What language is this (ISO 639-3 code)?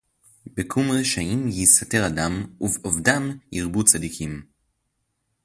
heb